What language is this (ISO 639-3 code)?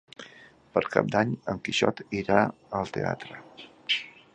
cat